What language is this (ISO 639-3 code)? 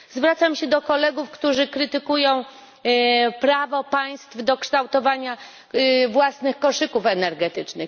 pol